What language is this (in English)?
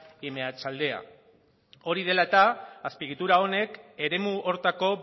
Basque